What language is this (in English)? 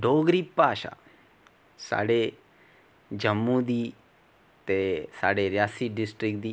Dogri